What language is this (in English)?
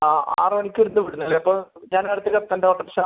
Malayalam